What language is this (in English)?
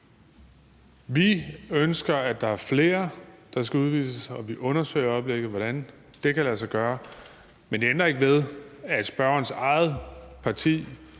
Danish